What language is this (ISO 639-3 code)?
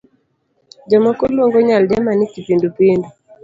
luo